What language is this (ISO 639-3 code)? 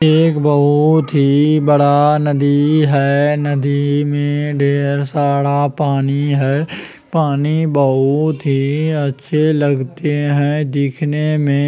mag